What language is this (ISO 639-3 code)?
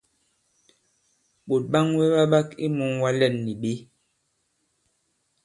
abb